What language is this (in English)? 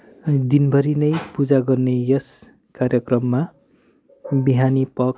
Nepali